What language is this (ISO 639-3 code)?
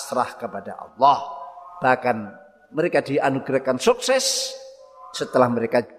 ind